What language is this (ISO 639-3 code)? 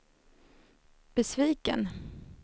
swe